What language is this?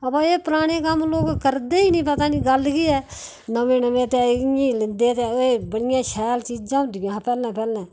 Dogri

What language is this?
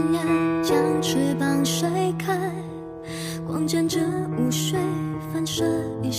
Chinese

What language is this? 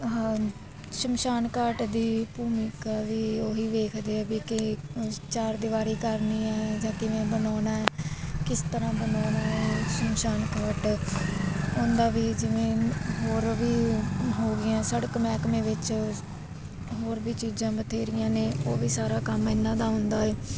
Punjabi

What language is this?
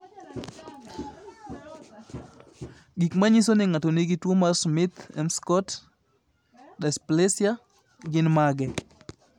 Luo (Kenya and Tanzania)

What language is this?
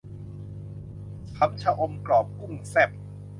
Thai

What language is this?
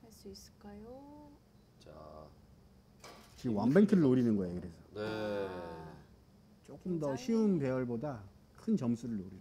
Korean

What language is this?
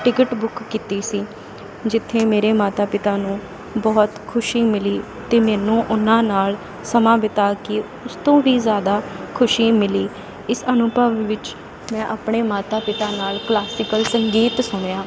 Punjabi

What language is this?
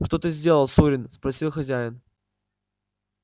Russian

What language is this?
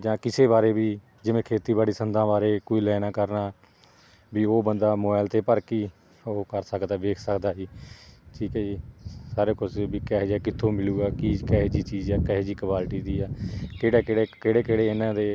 Punjabi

